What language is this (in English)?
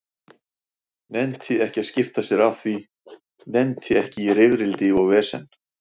Icelandic